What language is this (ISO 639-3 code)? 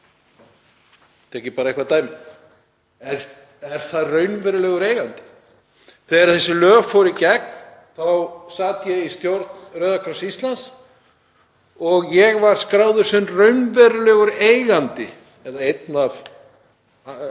isl